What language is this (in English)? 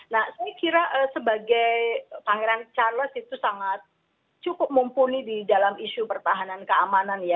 Indonesian